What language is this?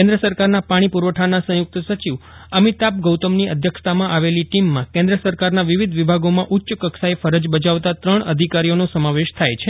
Gujarati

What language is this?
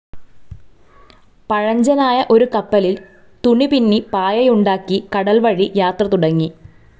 Malayalam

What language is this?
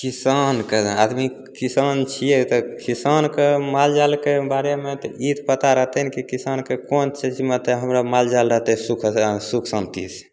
Maithili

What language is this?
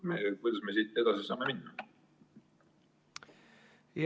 Estonian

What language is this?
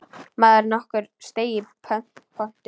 Icelandic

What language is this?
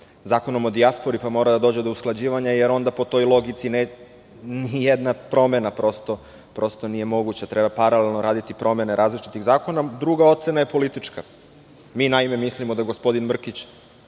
Serbian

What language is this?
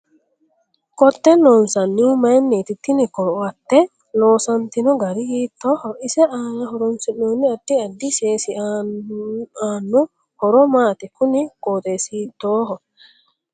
Sidamo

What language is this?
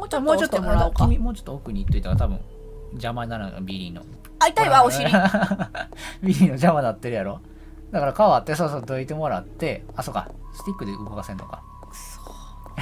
Japanese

